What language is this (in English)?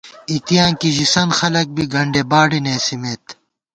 Gawar-Bati